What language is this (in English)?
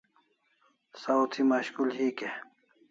Kalasha